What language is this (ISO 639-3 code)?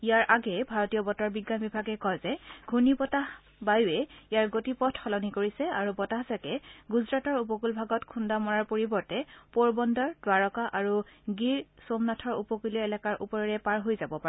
asm